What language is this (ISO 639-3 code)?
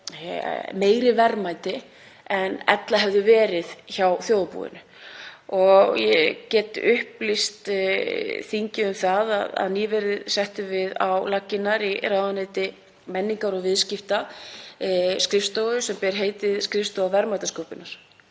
isl